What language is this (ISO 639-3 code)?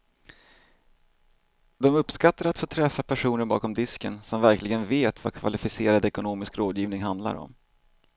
swe